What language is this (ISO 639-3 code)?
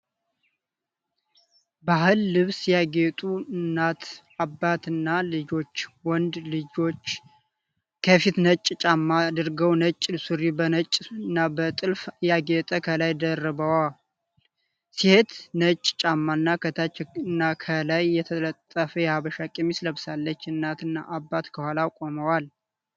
amh